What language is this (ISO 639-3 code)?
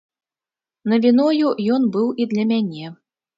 bel